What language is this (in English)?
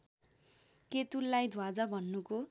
Nepali